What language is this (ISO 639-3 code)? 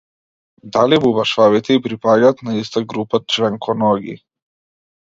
mkd